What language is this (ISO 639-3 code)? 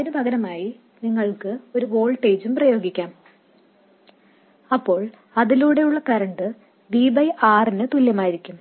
mal